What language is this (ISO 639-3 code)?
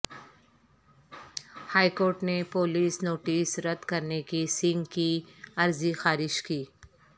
urd